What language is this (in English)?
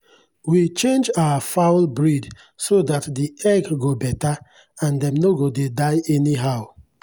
Nigerian Pidgin